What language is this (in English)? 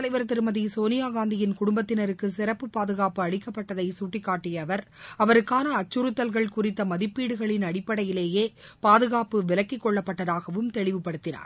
Tamil